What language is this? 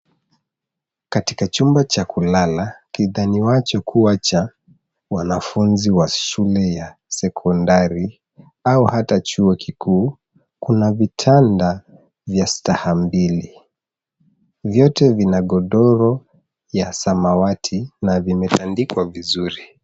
Swahili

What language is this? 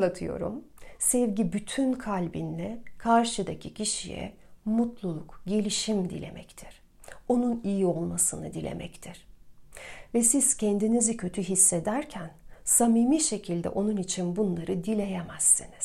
Turkish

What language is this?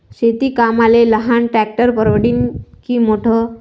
Marathi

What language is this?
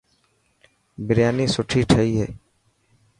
Dhatki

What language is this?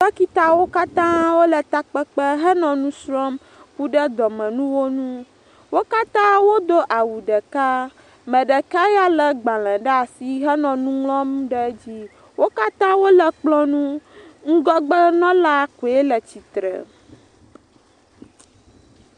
Ewe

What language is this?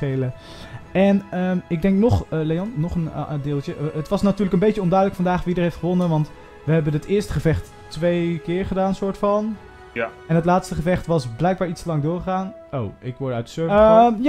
Dutch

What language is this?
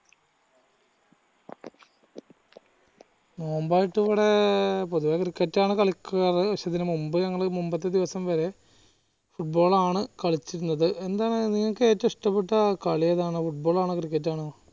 Malayalam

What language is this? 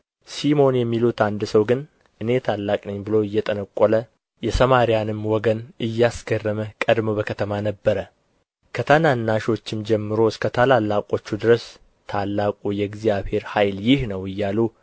Amharic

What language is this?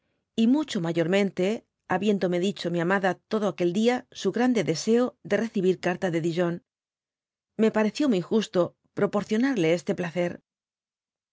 Spanish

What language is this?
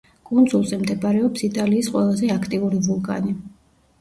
Georgian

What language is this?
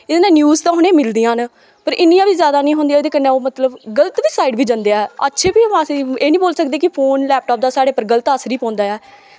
Dogri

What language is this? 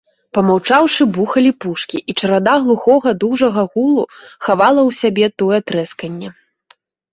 Belarusian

